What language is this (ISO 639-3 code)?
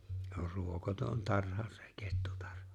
fin